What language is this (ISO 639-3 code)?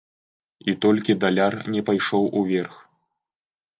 bel